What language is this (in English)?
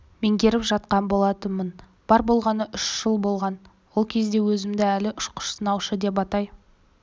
Kazakh